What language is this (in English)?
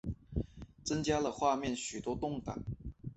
Chinese